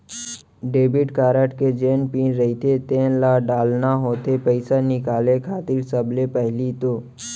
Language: Chhattisgarhi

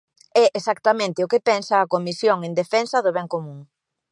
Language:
Galician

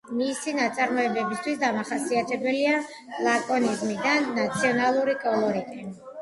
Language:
Georgian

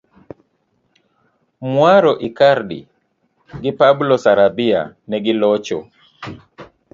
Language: Luo (Kenya and Tanzania)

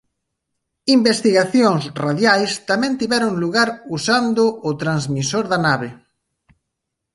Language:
Galician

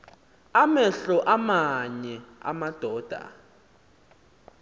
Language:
Xhosa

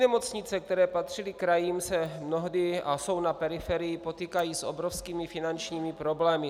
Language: Czech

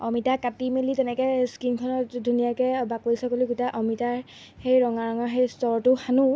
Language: Assamese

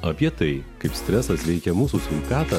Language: Lithuanian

